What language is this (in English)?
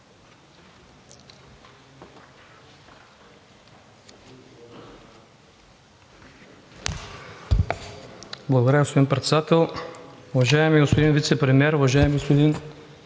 Bulgarian